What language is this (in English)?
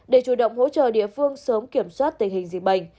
Vietnamese